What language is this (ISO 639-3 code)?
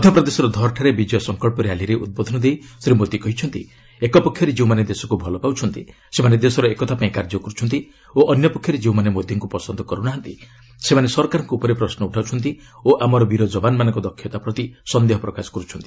ori